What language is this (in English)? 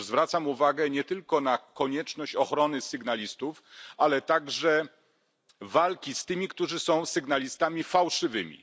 Polish